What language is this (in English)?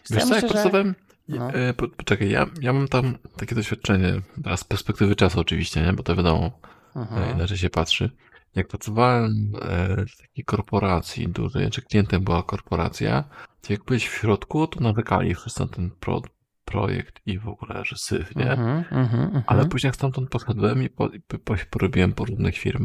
Polish